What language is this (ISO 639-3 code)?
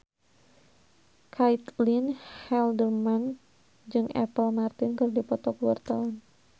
sun